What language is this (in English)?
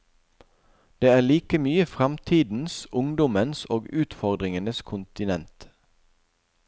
Norwegian